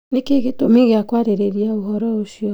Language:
Kikuyu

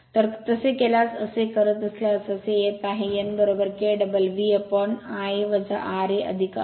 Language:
Marathi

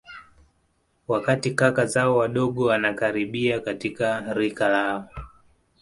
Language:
Swahili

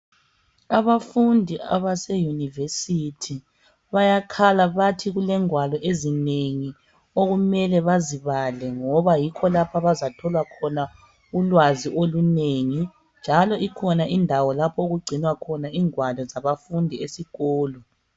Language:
North Ndebele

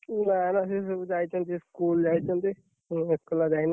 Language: Odia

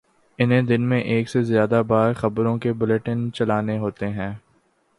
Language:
Urdu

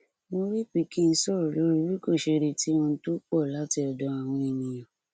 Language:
Yoruba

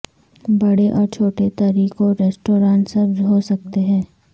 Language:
Urdu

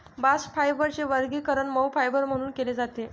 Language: Marathi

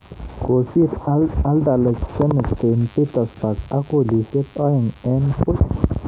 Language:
Kalenjin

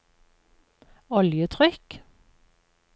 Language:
Norwegian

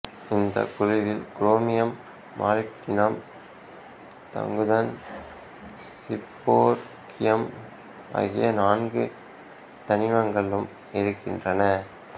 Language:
Tamil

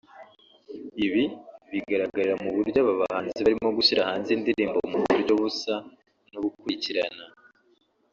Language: Kinyarwanda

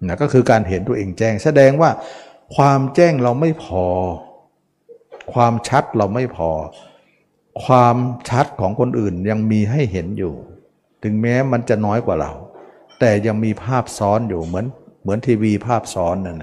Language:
Thai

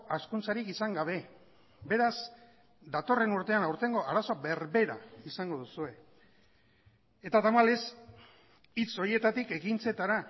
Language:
Basque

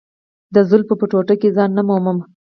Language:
Pashto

